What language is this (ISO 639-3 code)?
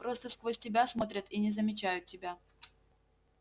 rus